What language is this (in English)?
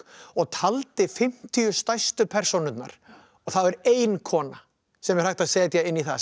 Icelandic